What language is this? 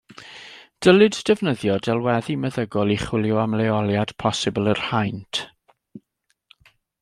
Welsh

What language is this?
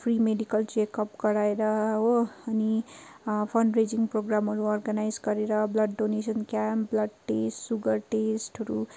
Nepali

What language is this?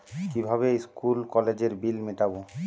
Bangla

